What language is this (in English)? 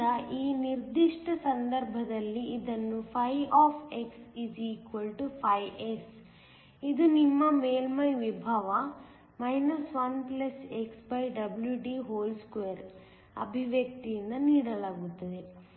Kannada